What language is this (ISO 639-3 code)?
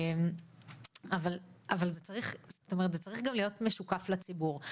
heb